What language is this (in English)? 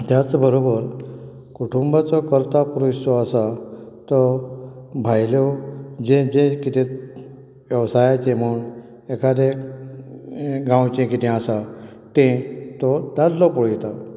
Konkani